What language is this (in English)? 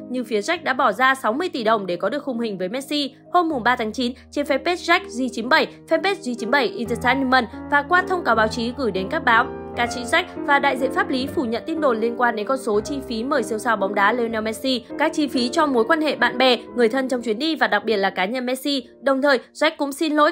Vietnamese